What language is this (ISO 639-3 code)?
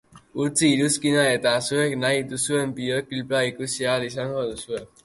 eus